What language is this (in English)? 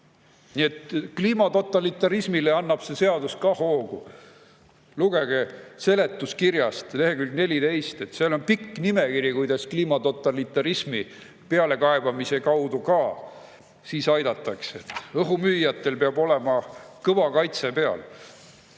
Estonian